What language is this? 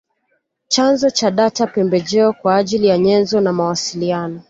Swahili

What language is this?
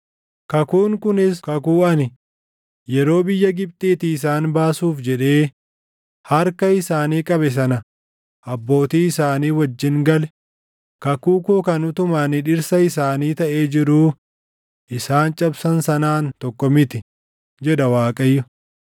Oromo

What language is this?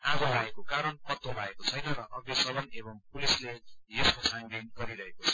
Nepali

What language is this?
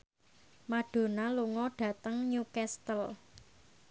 Javanese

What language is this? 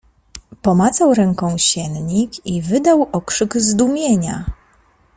Polish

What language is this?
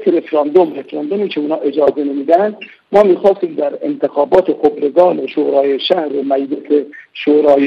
Persian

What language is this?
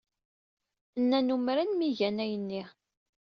Kabyle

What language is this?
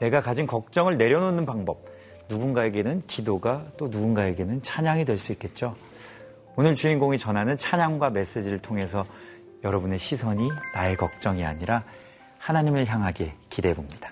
Korean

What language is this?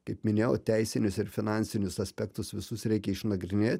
Lithuanian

